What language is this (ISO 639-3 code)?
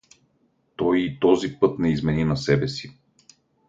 bul